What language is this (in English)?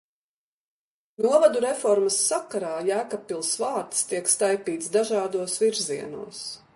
Latvian